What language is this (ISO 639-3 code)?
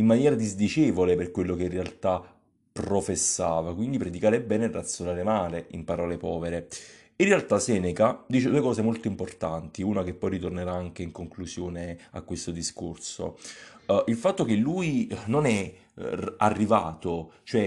ita